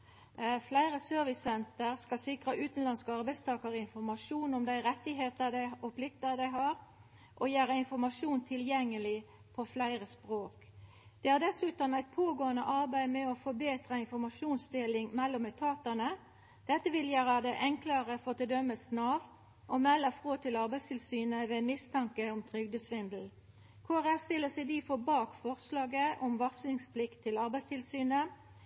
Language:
Norwegian Nynorsk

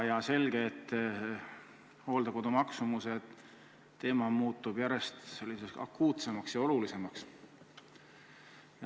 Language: Estonian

